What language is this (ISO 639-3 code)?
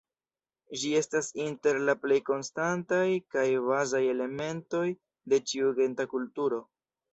epo